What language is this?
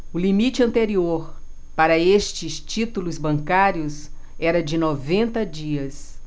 Portuguese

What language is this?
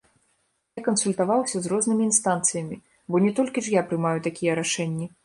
Belarusian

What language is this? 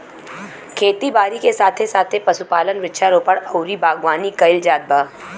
Bhojpuri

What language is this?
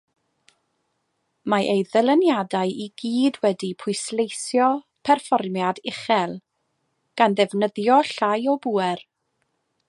Welsh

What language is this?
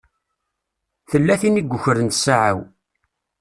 Kabyle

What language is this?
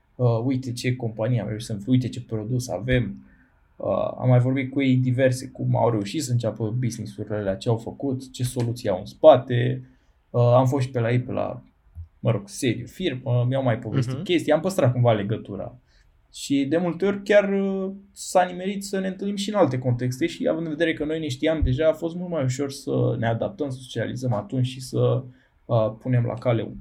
Romanian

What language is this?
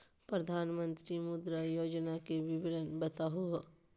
Magahi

